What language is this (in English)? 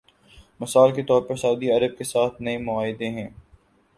Urdu